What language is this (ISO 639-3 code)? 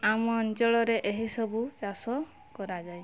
ori